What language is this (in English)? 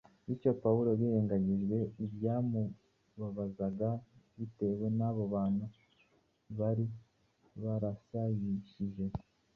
Kinyarwanda